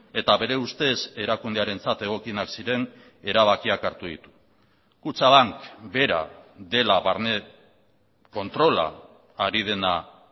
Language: Basque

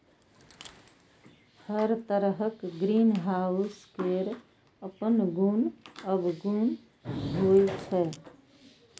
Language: Maithili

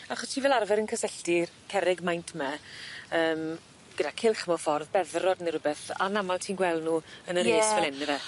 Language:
Welsh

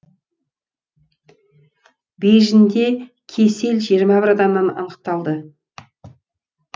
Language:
Kazakh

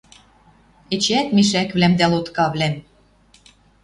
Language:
Western Mari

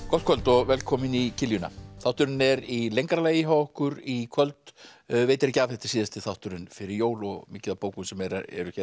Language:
Icelandic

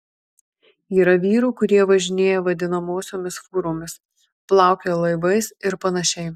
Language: Lithuanian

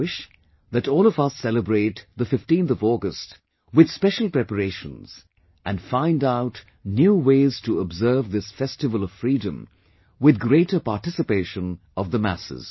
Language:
English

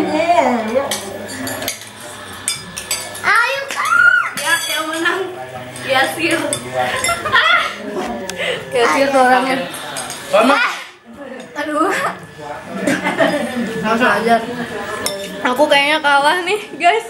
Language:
Indonesian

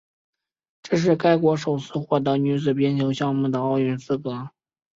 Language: Chinese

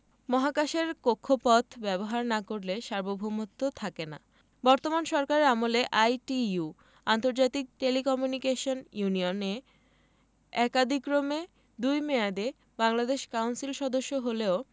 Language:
Bangla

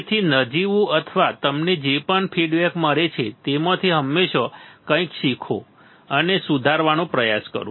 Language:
Gujarati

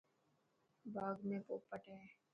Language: Dhatki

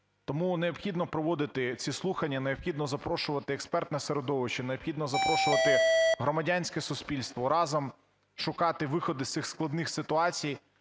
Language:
Ukrainian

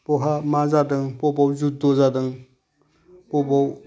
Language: Bodo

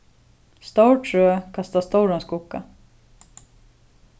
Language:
Faroese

